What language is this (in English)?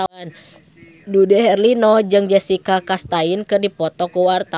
Sundanese